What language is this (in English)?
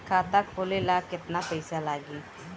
Bhojpuri